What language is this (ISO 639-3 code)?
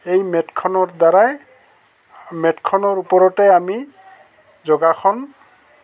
asm